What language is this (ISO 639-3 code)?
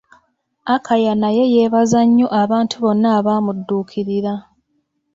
lug